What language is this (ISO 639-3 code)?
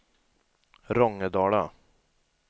swe